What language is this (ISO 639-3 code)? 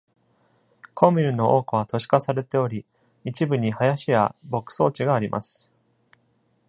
jpn